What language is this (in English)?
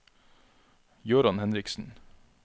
Norwegian